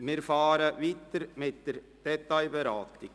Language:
Swiss German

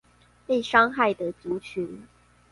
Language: Chinese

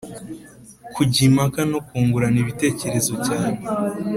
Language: Kinyarwanda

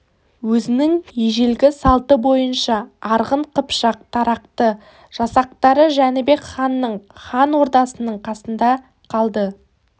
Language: Kazakh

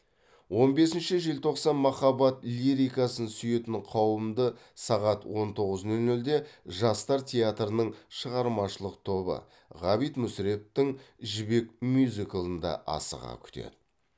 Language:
Kazakh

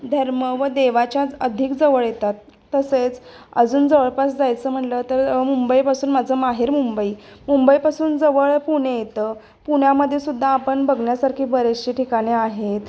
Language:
Marathi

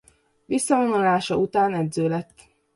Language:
Hungarian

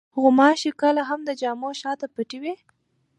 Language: Pashto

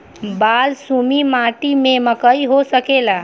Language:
Bhojpuri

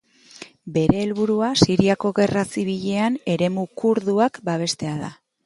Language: Basque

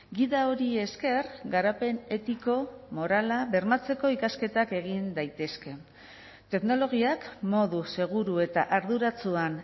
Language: Basque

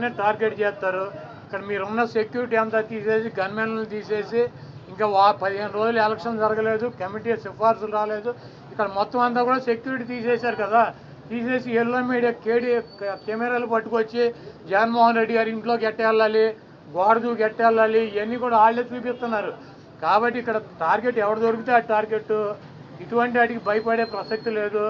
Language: Telugu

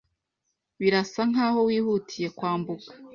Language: Kinyarwanda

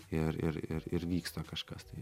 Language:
Lithuanian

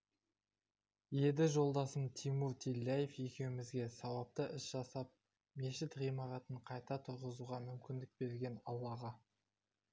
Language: Kazakh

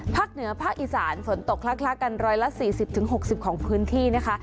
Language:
Thai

